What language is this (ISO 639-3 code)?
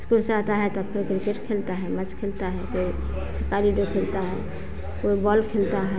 hin